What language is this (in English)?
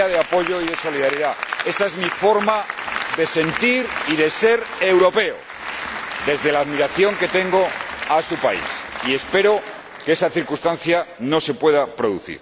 Spanish